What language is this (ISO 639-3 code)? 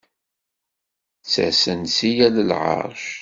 kab